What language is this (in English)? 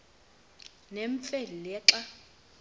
Xhosa